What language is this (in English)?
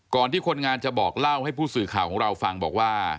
Thai